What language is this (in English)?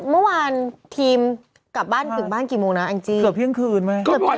Thai